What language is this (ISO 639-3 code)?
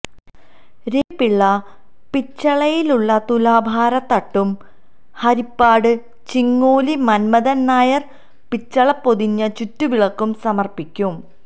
mal